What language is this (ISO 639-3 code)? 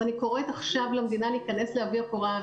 heb